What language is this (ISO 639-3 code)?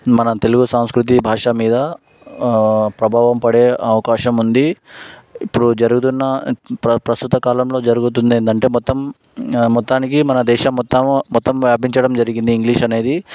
tel